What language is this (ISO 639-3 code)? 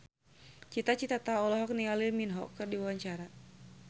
sun